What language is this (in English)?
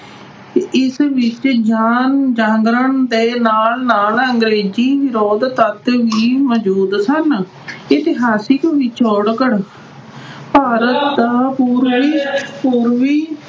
Punjabi